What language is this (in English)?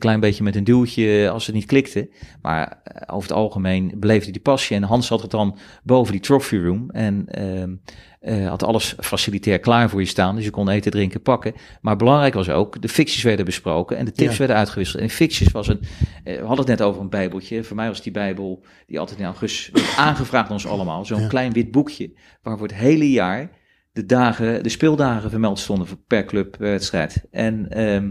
Dutch